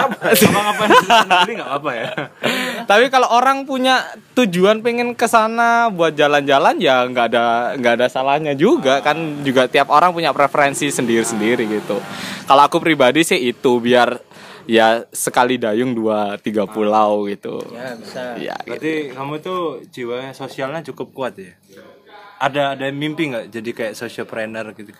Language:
Indonesian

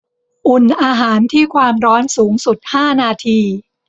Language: Thai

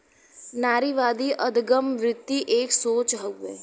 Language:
Bhojpuri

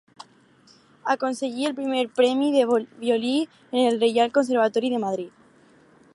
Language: Catalan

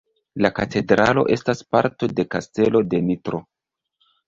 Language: Esperanto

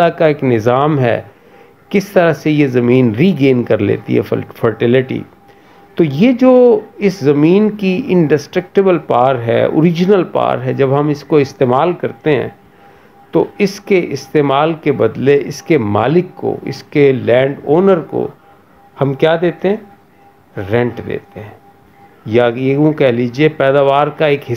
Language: Hindi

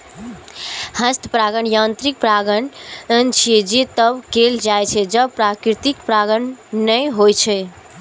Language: Maithili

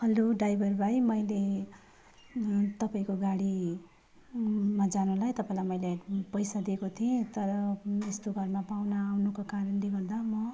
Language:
Nepali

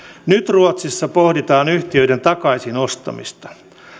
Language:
Finnish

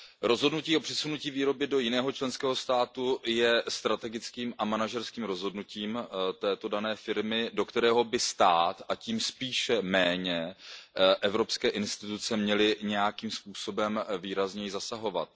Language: Czech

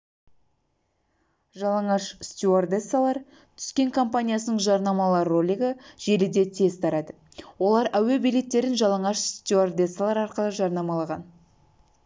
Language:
Kazakh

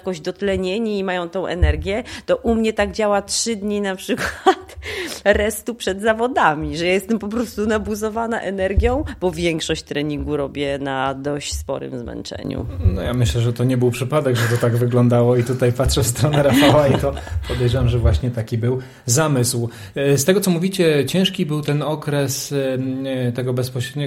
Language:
Polish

